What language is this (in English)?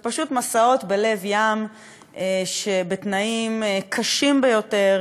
Hebrew